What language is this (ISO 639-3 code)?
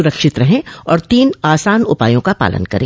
hin